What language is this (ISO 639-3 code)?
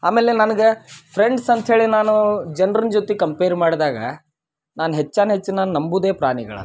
kan